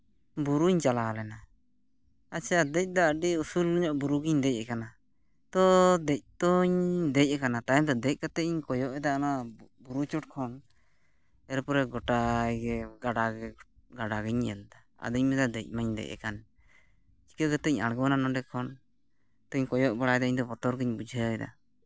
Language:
Santali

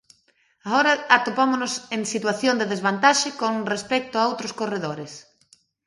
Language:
Galician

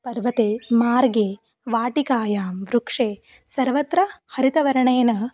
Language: Sanskrit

